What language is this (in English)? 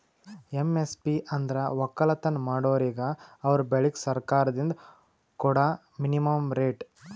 Kannada